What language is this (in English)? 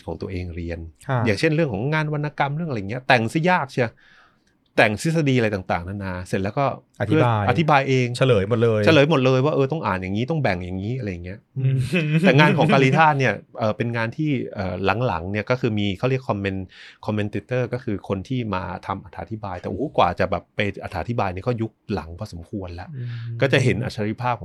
Thai